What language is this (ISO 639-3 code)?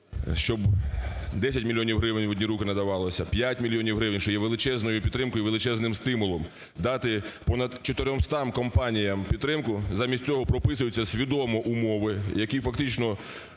ukr